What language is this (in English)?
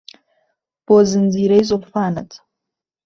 Central Kurdish